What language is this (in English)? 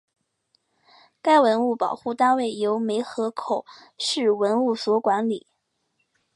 Chinese